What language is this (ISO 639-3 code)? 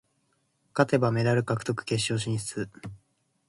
jpn